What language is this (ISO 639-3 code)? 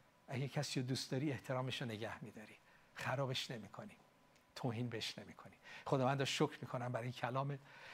fas